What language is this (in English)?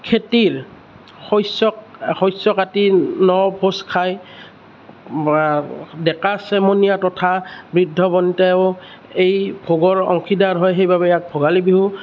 Assamese